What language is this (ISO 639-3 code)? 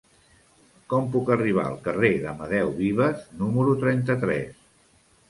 cat